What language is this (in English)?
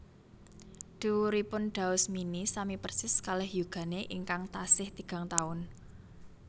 Javanese